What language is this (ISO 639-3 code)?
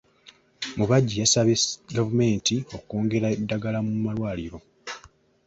lug